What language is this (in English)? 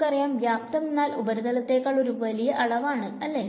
Malayalam